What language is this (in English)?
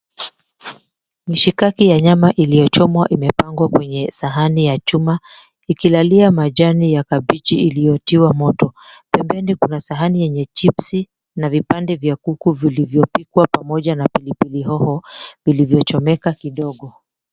Swahili